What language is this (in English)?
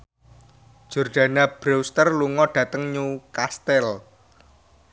Javanese